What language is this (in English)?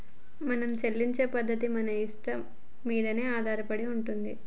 Telugu